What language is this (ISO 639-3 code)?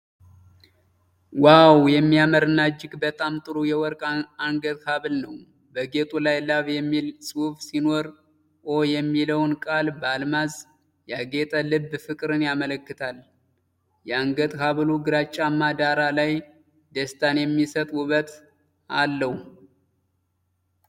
amh